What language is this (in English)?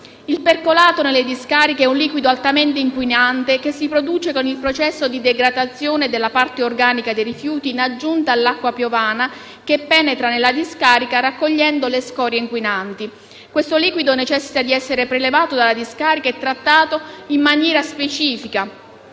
Italian